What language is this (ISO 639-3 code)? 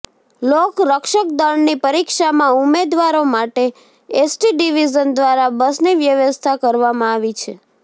guj